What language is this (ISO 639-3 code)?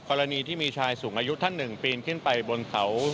tha